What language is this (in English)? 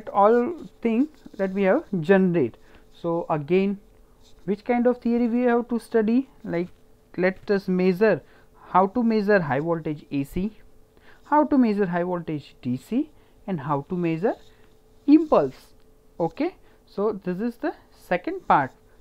English